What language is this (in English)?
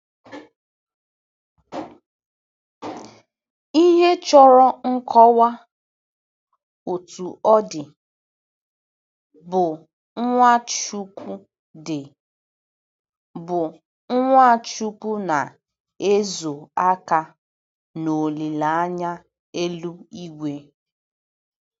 Igbo